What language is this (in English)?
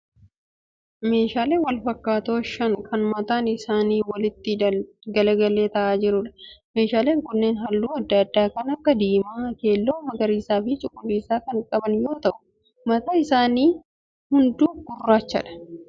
Oromo